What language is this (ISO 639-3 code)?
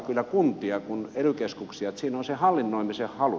fin